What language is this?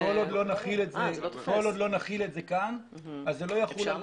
Hebrew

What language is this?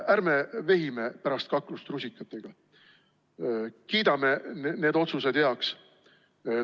Estonian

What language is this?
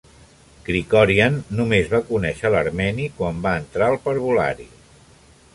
Catalan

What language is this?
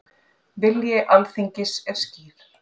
Icelandic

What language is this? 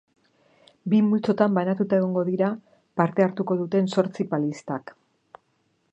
Basque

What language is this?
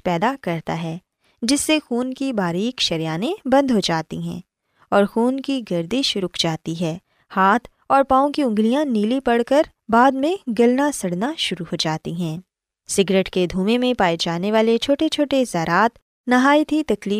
Urdu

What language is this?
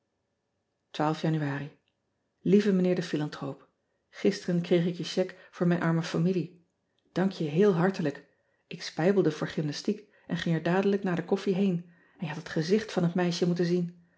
Dutch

